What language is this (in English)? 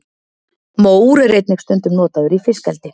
Icelandic